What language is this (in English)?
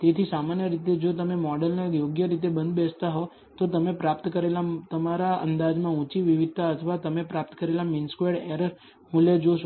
Gujarati